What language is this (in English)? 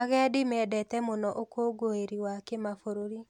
Kikuyu